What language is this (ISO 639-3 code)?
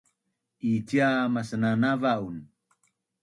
bnn